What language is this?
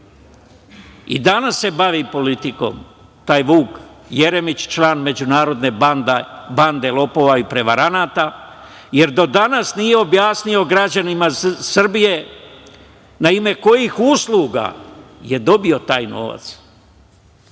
Serbian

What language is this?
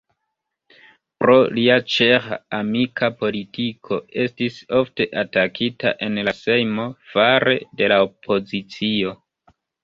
Esperanto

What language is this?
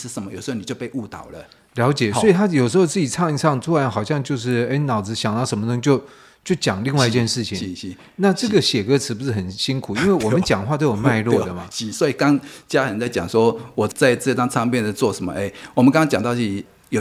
Chinese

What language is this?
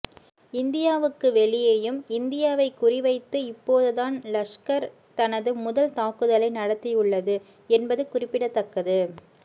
Tamil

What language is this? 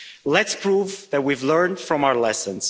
English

